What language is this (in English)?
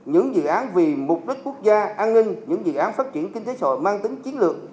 Vietnamese